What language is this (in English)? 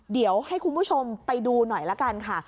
Thai